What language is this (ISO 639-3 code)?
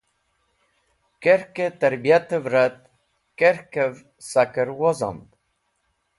wbl